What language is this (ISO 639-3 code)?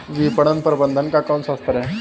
hin